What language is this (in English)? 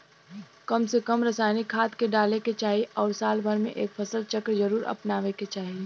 Bhojpuri